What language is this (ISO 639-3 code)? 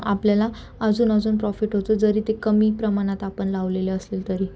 mar